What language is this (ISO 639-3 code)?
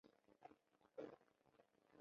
zho